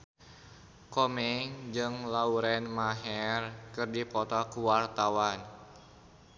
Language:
Sundanese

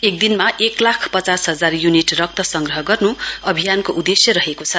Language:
Nepali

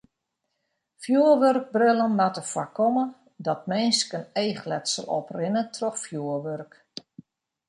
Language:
Western Frisian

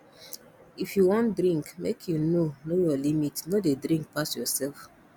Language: Nigerian Pidgin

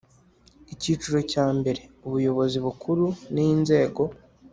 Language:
Kinyarwanda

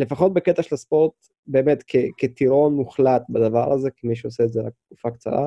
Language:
Hebrew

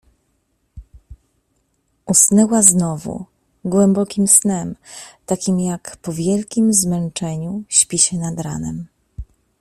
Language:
Polish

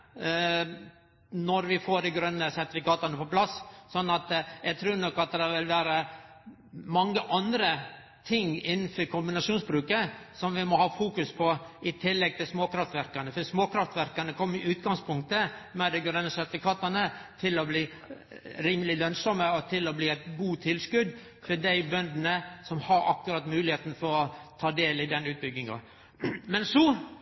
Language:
Norwegian Nynorsk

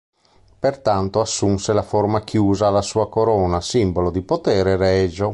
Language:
Italian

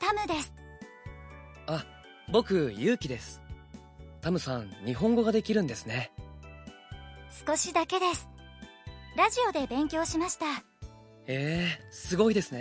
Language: Urdu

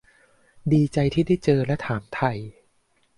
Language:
Thai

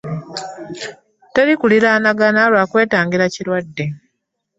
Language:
Ganda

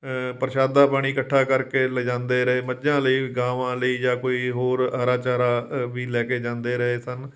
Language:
Punjabi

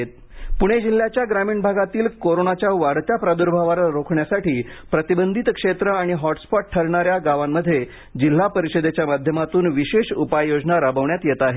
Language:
Marathi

